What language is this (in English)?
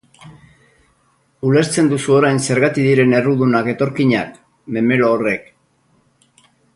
Basque